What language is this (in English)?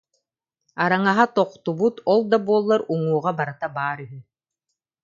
Yakut